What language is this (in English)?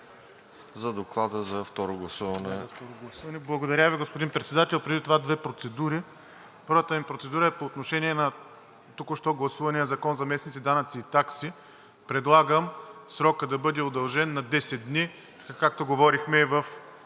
Bulgarian